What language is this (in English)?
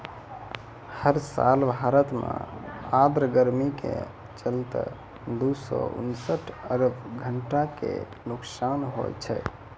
Maithili